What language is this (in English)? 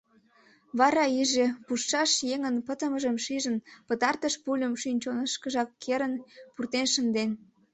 Mari